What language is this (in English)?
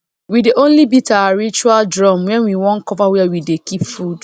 Nigerian Pidgin